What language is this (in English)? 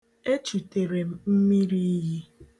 Igbo